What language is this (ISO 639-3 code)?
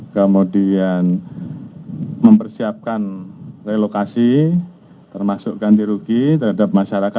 ind